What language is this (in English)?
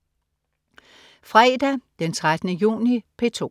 Danish